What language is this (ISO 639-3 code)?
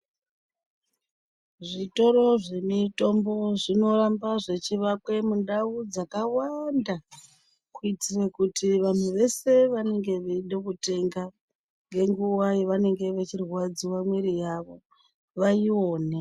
ndc